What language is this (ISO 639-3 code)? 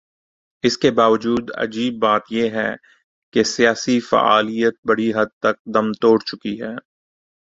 urd